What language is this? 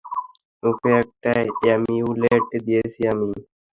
Bangla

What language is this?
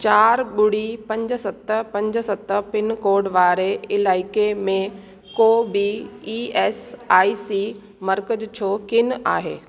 Sindhi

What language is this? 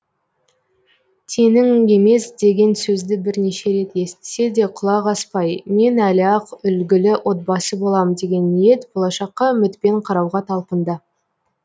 Kazakh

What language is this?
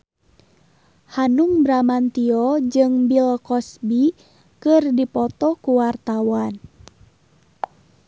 Sundanese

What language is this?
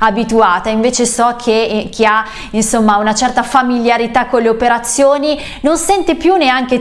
Italian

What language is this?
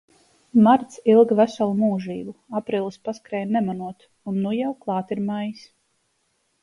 Latvian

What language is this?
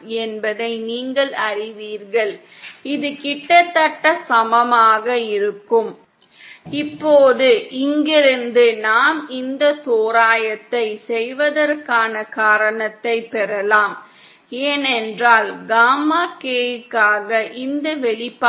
Tamil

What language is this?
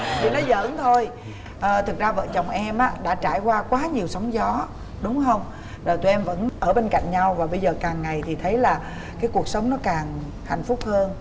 Vietnamese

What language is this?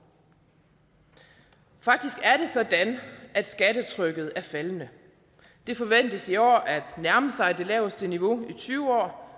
Danish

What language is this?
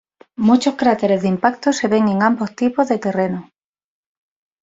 Spanish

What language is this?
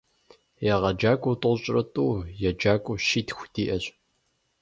Kabardian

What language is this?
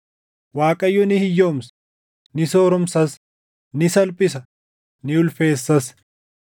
Oromo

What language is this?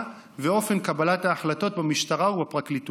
Hebrew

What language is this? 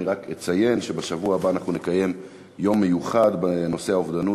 Hebrew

